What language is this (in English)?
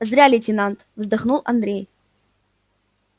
Russian